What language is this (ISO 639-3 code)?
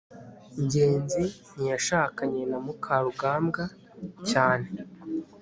kin